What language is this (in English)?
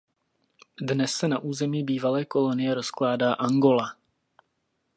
Czech